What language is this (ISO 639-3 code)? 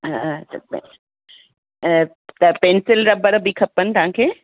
snd